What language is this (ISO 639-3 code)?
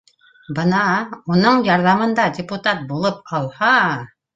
bak